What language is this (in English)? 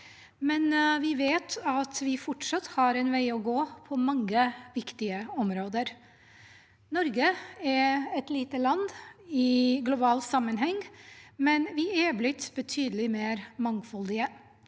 Norwegian